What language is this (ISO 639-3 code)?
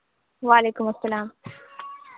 urd